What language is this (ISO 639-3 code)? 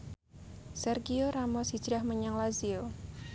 jav